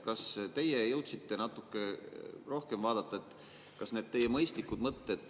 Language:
Estonian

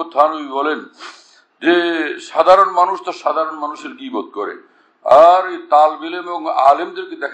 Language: Turkish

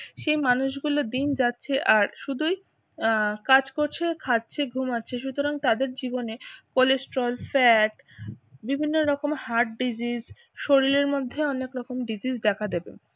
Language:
Bangla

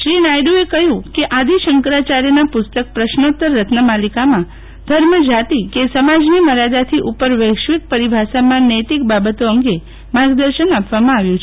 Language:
Gujarati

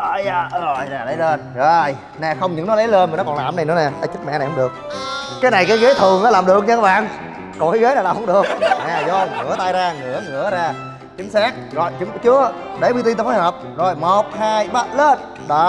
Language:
Vietnamese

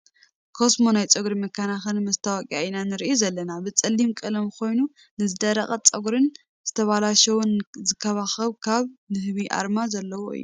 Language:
Tigrinya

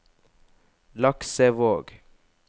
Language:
Norwegian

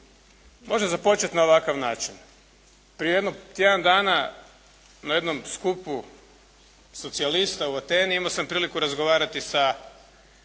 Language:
Croatian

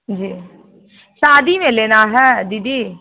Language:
Hindi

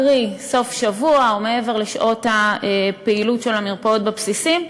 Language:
Hebrew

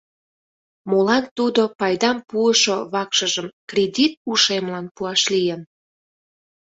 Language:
Mari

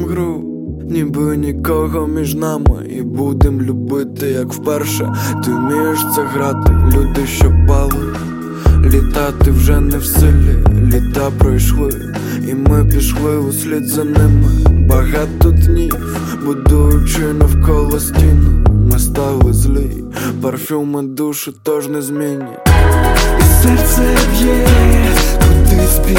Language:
Ukrainian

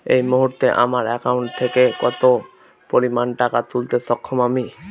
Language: Bangla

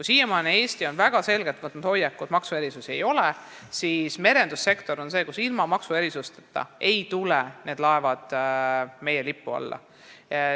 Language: Estonian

